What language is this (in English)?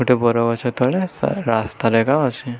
Odia